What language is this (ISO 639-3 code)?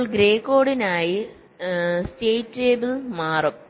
mal